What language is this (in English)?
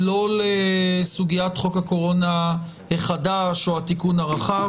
Hebrew